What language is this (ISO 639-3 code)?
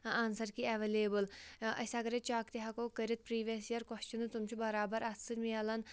kas